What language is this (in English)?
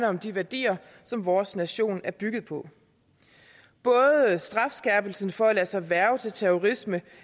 Danish